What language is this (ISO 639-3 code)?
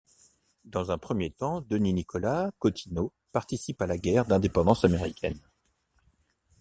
fra